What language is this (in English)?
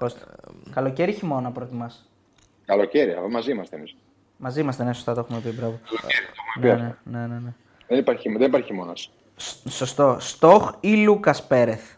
Greek